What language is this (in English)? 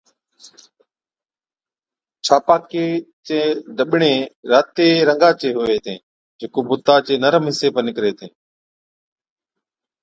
Od